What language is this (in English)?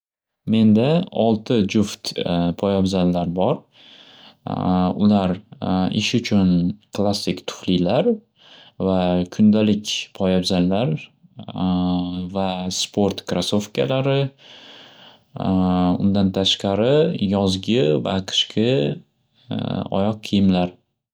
Uzbek